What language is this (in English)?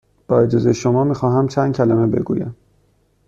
Persian